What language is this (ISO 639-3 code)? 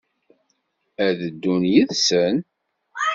kab